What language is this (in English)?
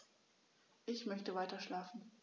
German